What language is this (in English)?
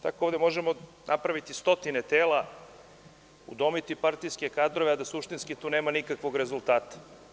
Serbian